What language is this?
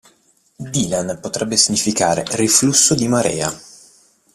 Italian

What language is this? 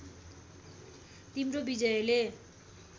Nepali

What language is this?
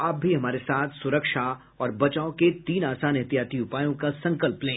Hindi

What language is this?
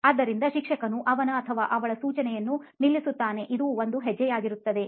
Kannada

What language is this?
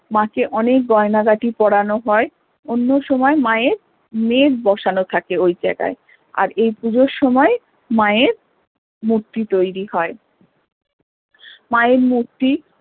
Bangla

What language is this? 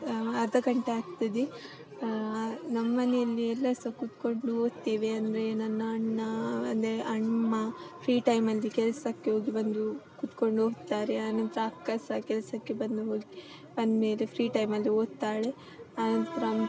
Kannada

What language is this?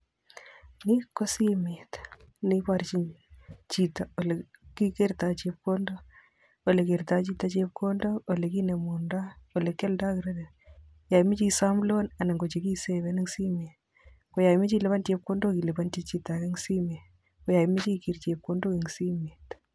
Kalenjin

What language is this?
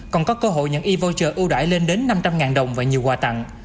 Vietnamese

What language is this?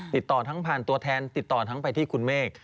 Thai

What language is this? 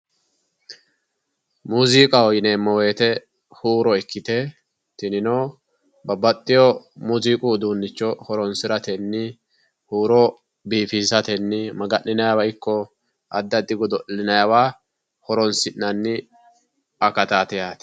Sidamo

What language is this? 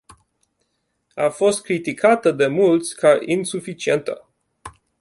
Romanian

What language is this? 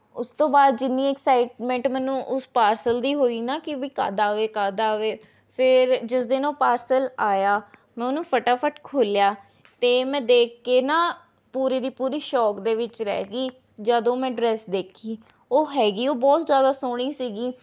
Punjabi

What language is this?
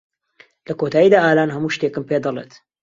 Central Kurdish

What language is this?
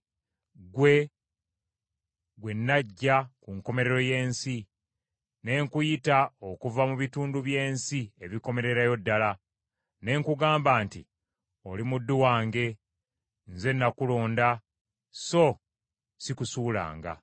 Ganda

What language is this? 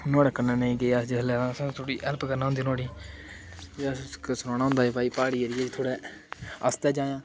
Dogri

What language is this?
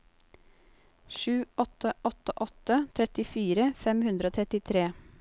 Norwegian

